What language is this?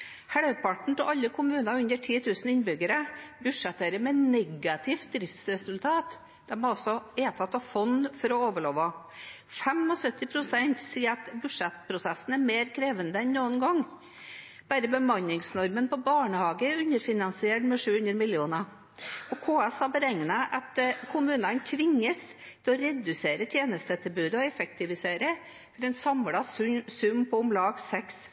Norwegian Bokmål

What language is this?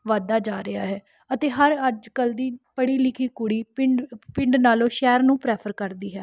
Punjabi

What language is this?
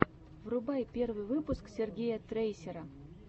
Russian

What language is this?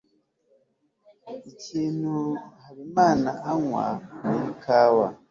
Kinyarwanda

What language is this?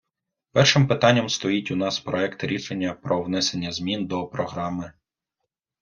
Ukrainian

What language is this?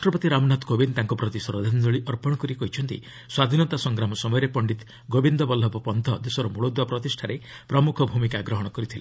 Odia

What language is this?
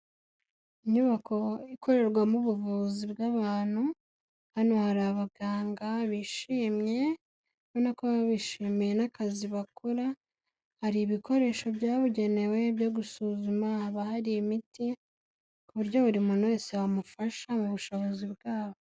Kinyarwanda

